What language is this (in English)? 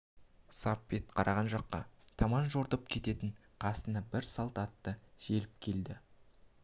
Kazakh